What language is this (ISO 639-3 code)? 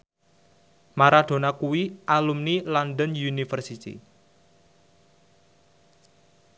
jav